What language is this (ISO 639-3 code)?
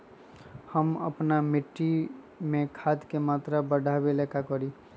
mag